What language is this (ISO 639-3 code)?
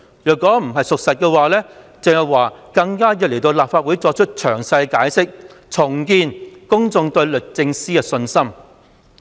yue